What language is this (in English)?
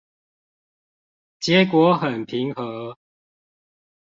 Chinese